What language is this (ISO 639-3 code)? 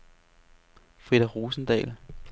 dan